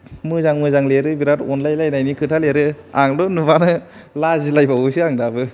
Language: Bodo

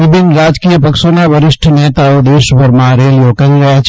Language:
Gujarati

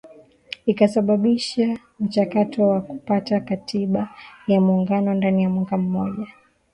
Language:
Swahili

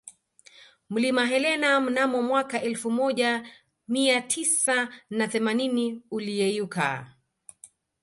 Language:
Swahili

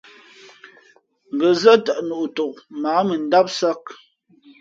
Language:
Fe'fe'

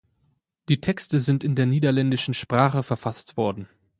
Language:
German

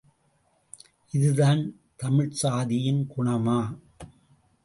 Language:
Tamil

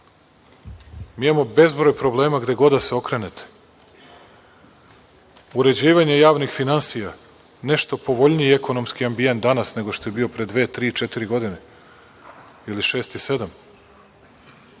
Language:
Serbian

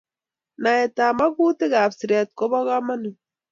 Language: Kalenjin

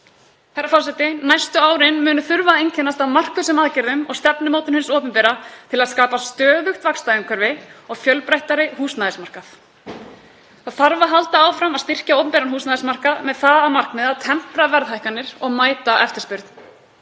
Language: Icelandic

